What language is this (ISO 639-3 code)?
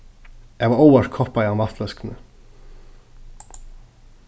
fao